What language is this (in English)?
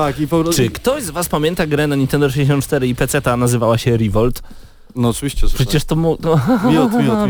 Polish